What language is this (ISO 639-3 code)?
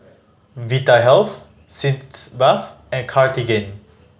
eng